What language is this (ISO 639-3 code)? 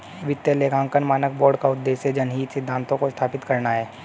hin